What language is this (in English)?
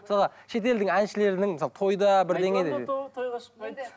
Kazakh